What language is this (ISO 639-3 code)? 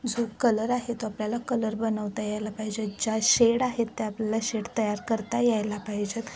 mar